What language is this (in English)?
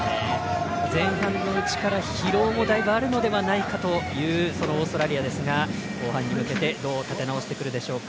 Japanese